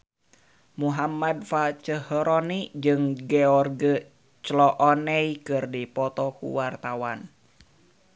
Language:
Sundanese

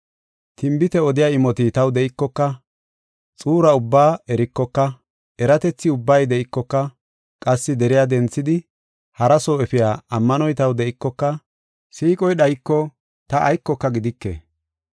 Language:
Gofa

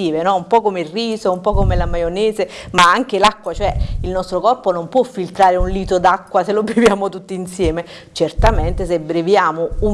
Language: Italian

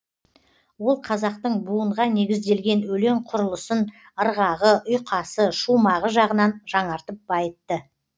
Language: Kazakh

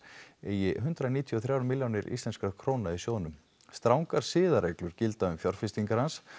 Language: Icelandic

